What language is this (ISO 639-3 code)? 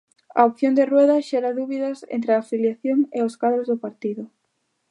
glg